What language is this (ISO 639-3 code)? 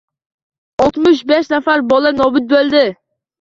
uzb